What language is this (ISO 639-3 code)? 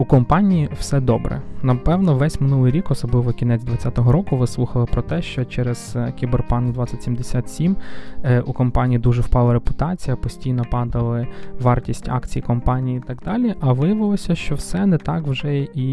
ukr